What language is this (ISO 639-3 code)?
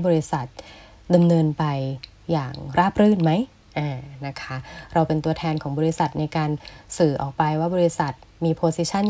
tha